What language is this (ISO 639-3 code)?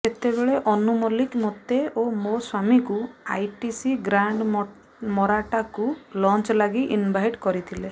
ori